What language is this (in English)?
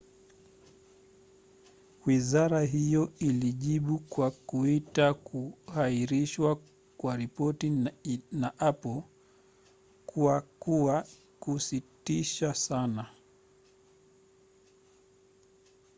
Swahili